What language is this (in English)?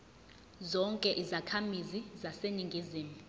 Zulu